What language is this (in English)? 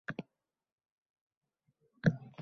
Uzbek